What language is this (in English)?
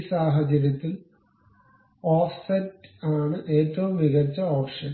Malayalam